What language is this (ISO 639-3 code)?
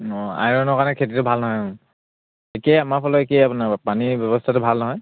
asm